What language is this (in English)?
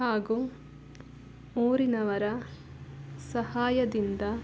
Kannada